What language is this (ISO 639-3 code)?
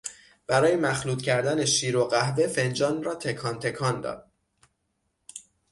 fas